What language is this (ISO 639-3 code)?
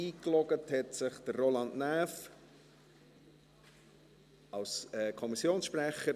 gsw